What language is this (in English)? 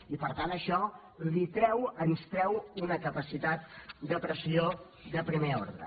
Catalan